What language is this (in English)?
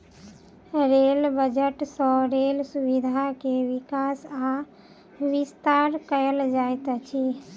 Maithili